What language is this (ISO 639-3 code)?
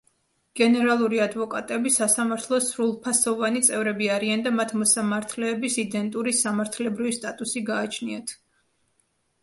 kat